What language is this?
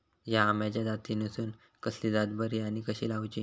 Marathi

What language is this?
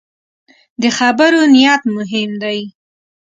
Pashto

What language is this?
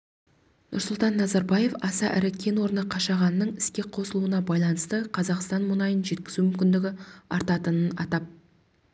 Kazakh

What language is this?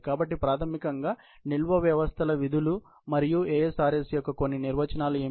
Telugu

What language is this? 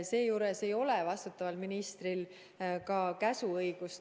Estonian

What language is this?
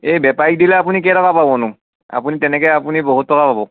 Assamese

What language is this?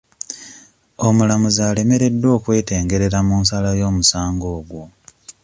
Ganda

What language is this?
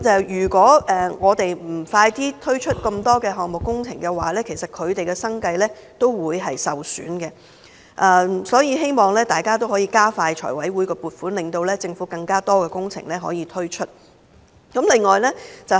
Cantonese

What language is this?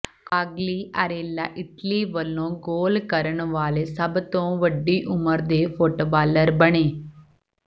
Punjabi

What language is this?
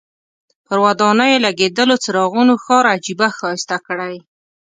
Pashto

